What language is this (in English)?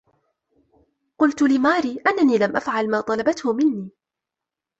Arabic